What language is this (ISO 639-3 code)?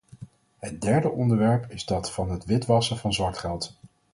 nld